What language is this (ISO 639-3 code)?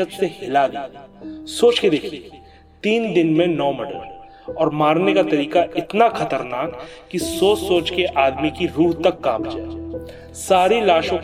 hin